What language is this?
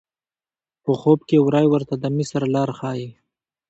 Pashto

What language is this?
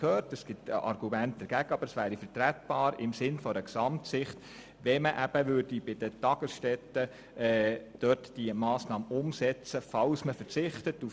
Swiss German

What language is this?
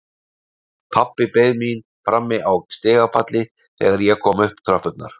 Icelandic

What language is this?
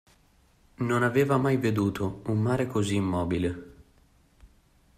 Italian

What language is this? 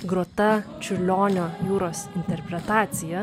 Lithuanian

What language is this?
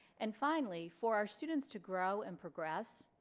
English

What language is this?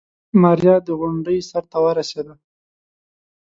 Pashto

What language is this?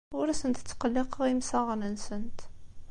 Kabyle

